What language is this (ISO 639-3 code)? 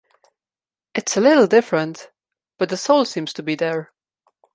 eng